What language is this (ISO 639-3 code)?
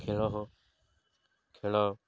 ori